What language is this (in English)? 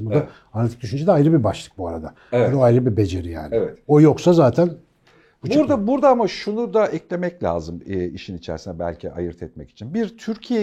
Turkish